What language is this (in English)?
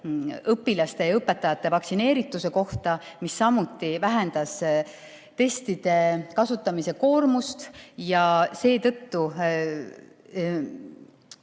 Estonian